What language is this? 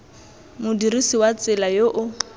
Tswana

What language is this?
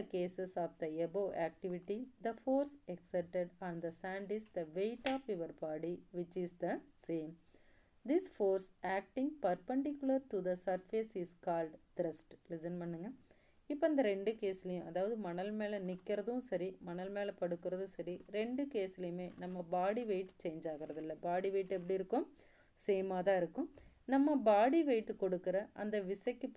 Tamil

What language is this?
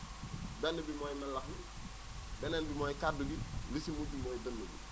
Wolof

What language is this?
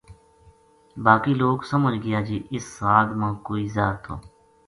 Gujari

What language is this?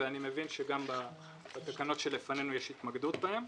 Hebrew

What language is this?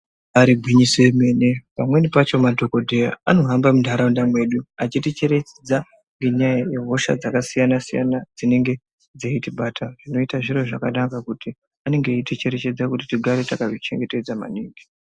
Ndau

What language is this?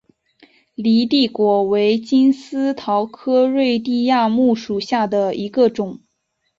Chinese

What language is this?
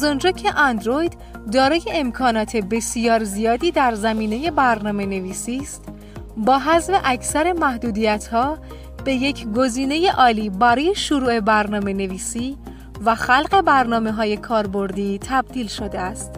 Persian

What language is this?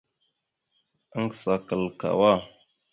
Mada (Cameroon)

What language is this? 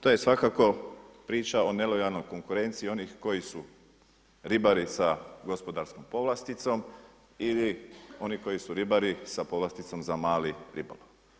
Croatian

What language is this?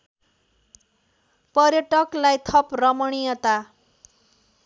Nepali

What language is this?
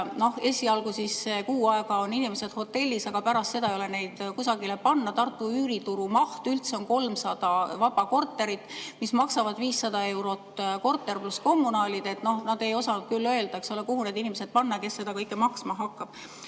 Estonian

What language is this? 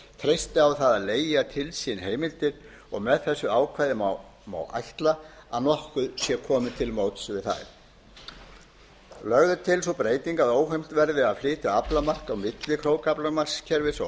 Icelandic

